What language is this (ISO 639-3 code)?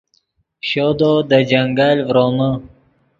ydg